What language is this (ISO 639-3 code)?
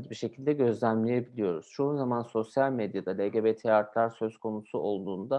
tur